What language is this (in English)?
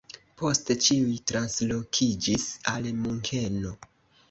Esperanto